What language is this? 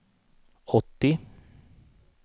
Swedish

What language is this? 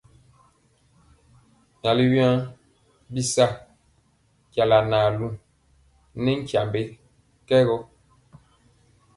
Mpiemo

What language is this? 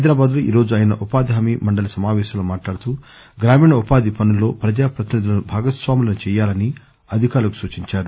Telugu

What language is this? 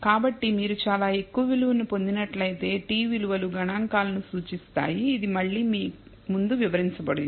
Telugu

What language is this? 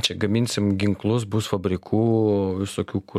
Lithuanian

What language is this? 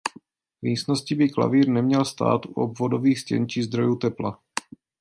Czech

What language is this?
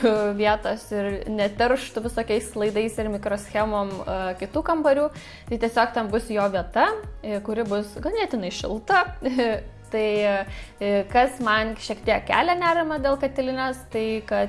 Lithuanian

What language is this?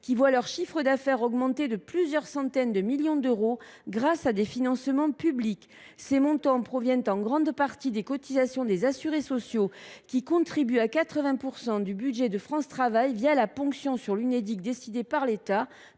French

